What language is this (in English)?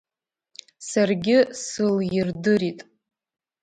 Abkhazian